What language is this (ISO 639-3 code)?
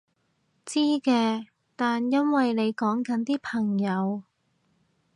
yue